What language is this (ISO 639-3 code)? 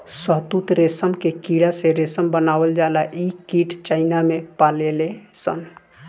bho